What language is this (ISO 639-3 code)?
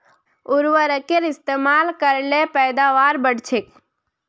mag